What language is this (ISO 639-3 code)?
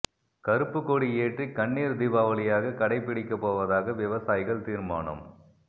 tam